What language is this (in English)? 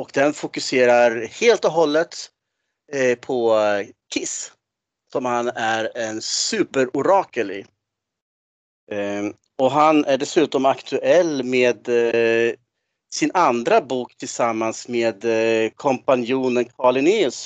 Swedish